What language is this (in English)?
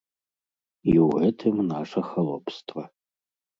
Belarusian